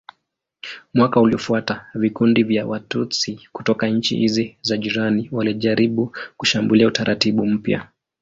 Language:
Swahili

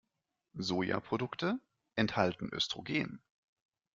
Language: German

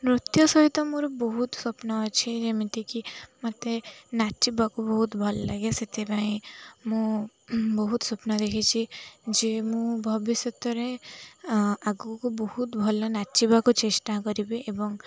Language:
Odia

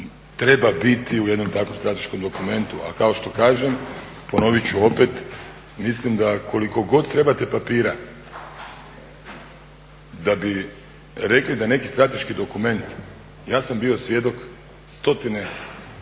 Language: Croatian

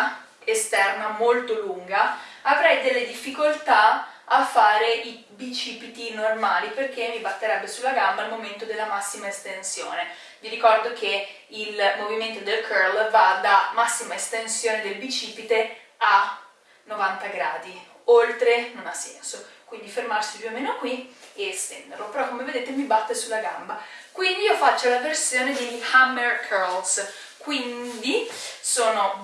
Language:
Italian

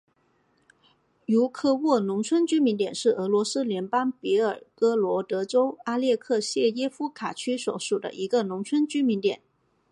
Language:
Chinese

